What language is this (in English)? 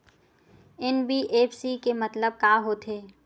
Chhattisgarhi